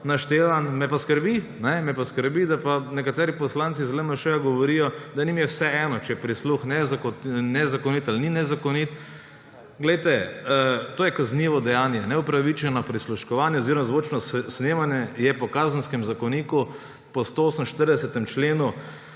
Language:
Slovenian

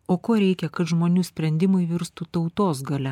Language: Lithuanian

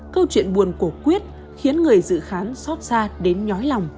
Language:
Vietnamese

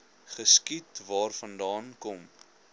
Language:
Afrikaans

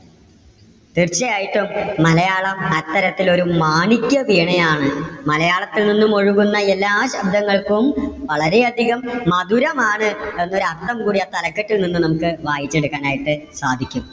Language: Malayalam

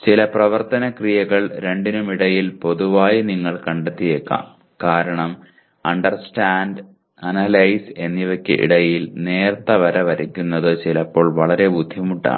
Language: Malayalam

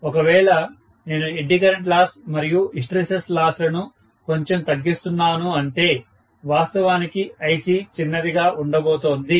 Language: Telugu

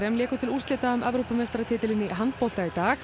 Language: Icelandic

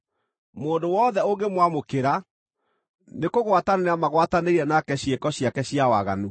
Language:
Kikuyu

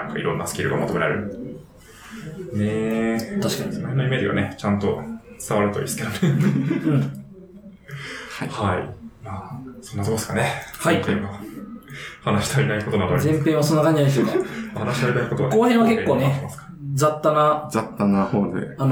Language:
Japanese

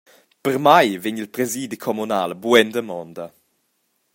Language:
Romansh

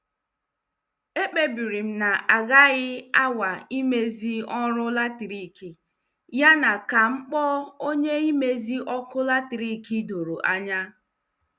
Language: Igbo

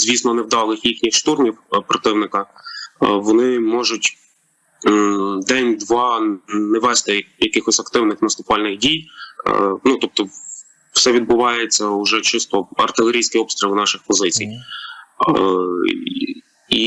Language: Ukrainian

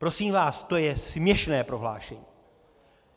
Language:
Czech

